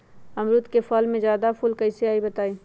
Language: Magahi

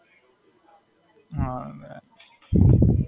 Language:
Gujarati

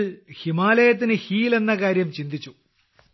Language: Malayalam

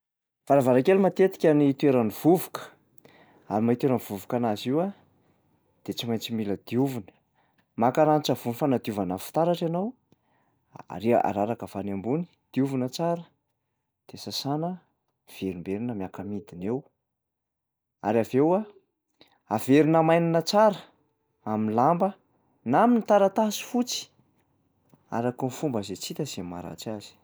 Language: Malagasy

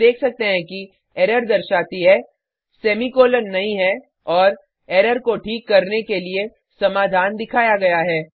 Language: Hindi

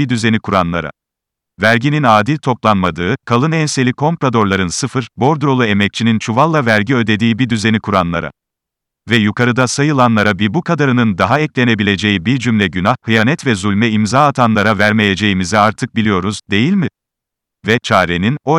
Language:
Turkish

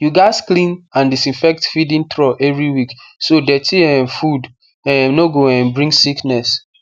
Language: Nigerian Pidgin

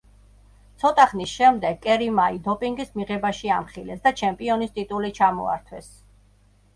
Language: Georgian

